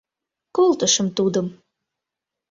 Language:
Mari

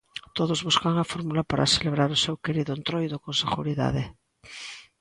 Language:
Galician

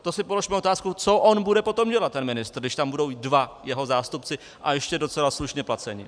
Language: Czech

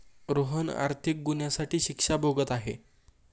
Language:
Marathi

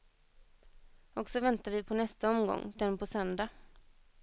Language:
Swedish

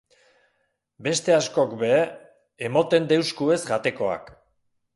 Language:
Basque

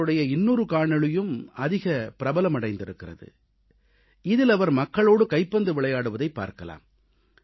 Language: Tamil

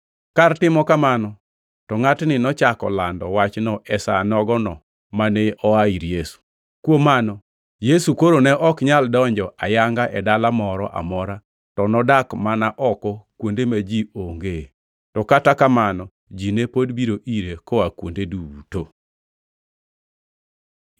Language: Luo (Kenya and Tanzania)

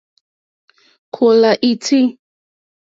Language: Mokpwe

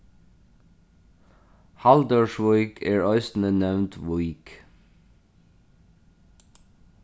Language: Faroese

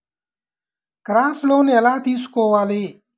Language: Telugu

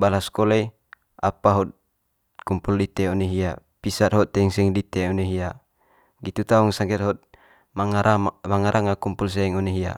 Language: Manggarai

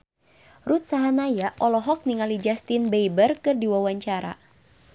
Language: Sundanese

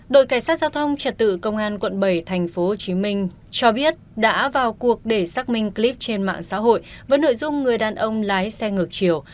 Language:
Vietnamese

